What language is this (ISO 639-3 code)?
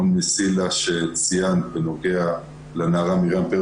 heb